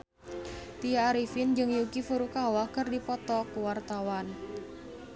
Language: Sundanese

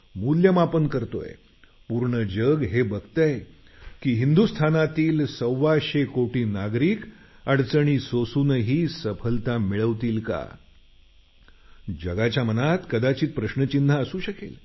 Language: Marathi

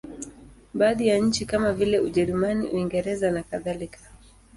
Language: Swahili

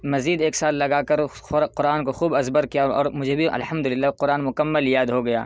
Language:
Urdu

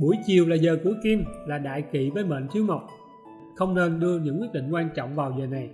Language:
Vietnamese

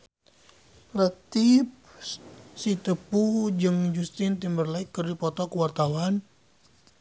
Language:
Sundanese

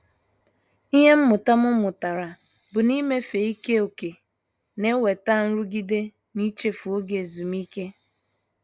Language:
Igbo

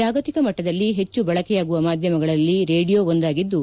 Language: Kannada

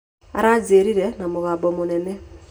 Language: Kikuyu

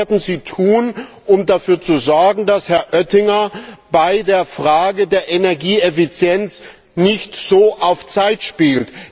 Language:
German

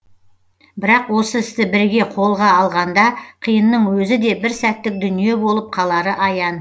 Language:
Kazakh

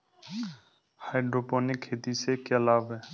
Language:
Hindi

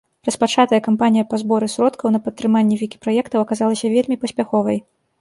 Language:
Belarusian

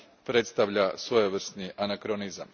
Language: Croatian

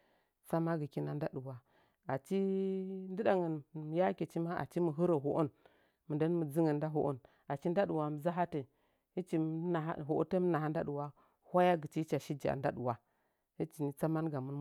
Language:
Nzanyi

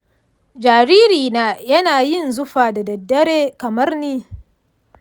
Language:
Hausa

